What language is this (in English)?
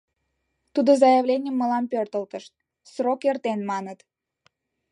Mari